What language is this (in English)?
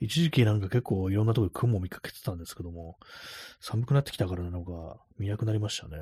Japanese